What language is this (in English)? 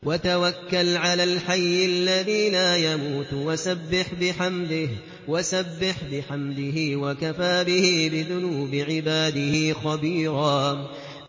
Arabic